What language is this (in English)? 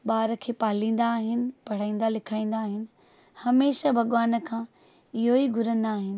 Sindhi